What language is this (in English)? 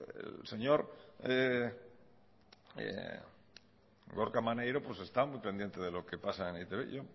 Spanish